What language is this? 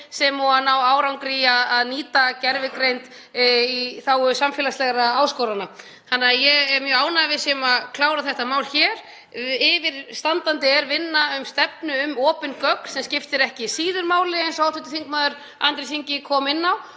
Icelandic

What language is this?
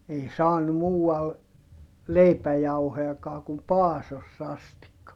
Finnish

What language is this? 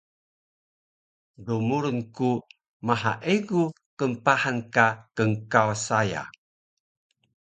Taroko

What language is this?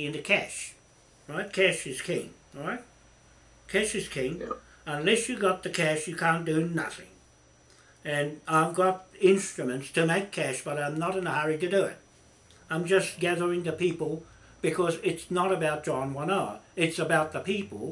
English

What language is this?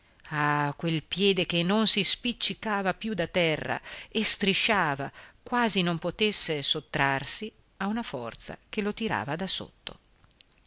Italian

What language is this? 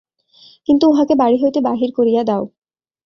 Bangla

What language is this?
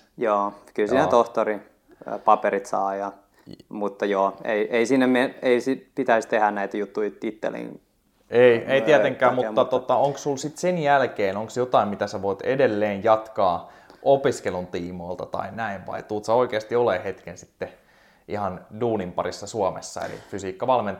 Finnish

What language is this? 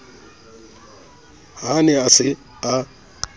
Southern Sotho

